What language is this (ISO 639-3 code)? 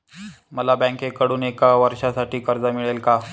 mar